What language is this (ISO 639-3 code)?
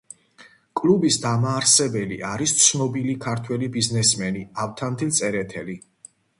kat